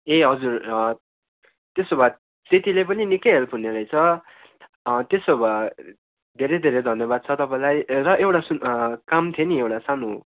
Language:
Nepali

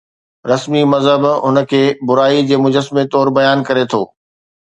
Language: Sindhi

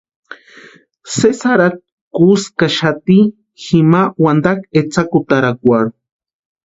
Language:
Western Highland Purepecha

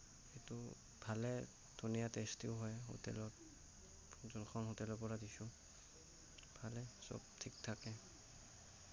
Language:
Assamese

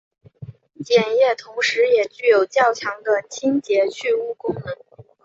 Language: Chinese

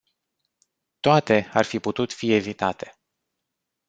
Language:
Romanian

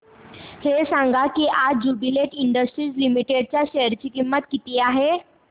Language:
Marathi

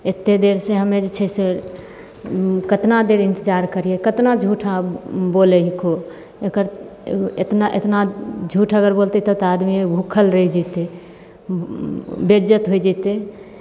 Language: Maithili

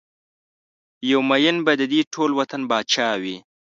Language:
Pashto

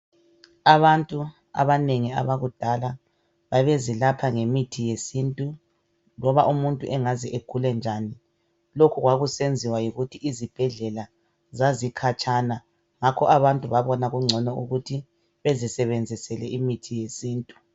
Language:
North Ndebele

